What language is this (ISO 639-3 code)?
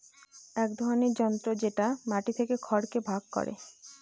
ben